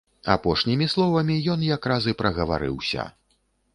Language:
Belarusian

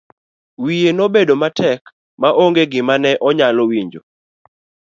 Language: Luo (Kenya and Tanzania)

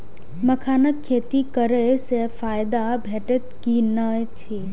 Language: Maithili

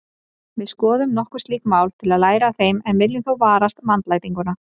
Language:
Icelandic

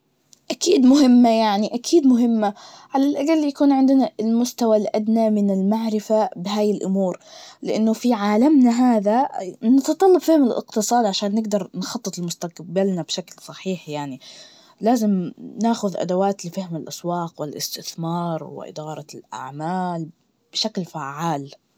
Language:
Najdi Arabic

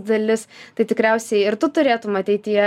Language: Lithuanian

